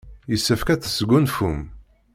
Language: Kabyle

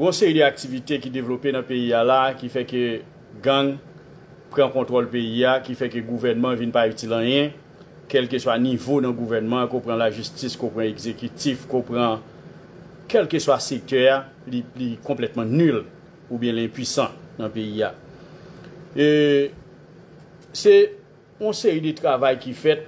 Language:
French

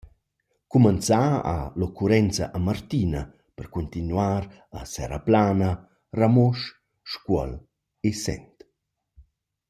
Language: Romansh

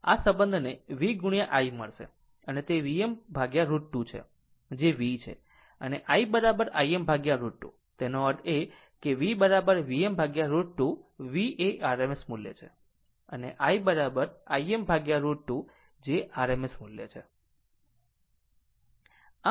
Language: Gujarati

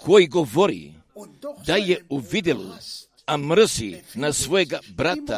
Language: Croatian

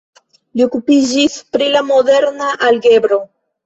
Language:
Esperanto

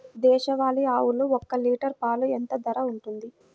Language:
Telugu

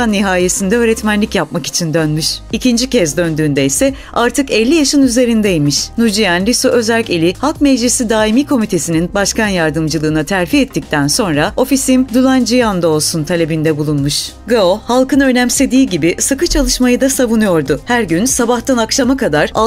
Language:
Turkish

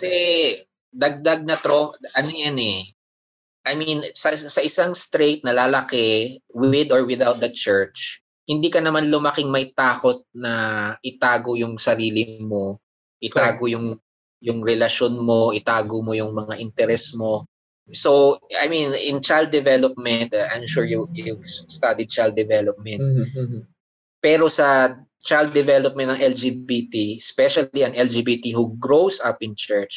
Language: Filipino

